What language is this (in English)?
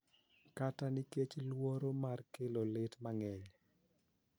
Luo (Kenya and Tanzania)